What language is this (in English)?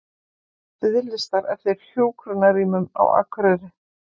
Icelandic